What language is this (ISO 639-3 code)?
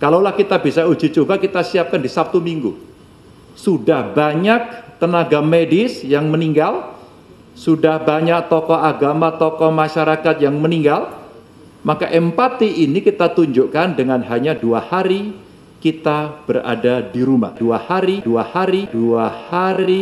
ind